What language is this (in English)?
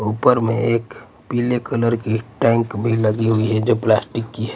Hindi